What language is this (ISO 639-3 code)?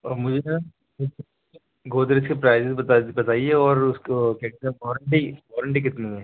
urd